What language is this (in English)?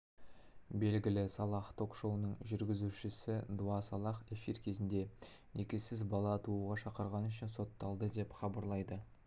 Kazakh